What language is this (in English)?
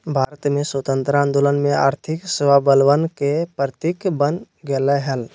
Magahi